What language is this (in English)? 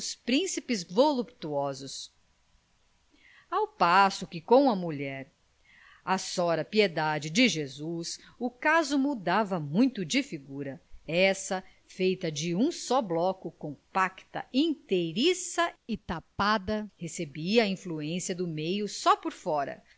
Portuguese